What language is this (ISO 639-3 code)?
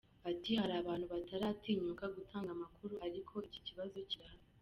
kin